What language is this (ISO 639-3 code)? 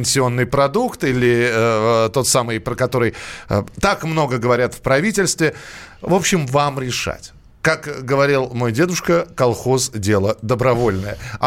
rus